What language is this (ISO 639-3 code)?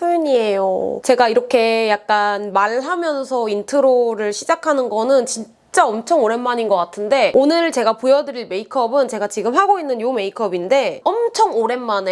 kor